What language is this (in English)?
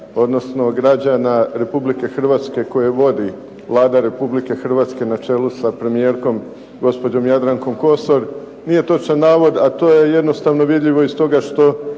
Croatian